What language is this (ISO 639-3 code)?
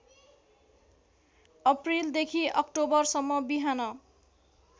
nep